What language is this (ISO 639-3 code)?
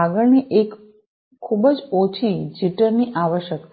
guj